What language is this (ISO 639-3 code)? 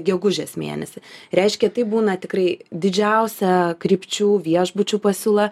lit